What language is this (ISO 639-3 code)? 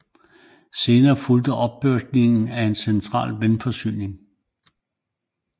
dan